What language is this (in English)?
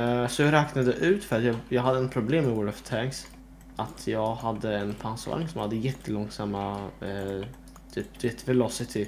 Swedish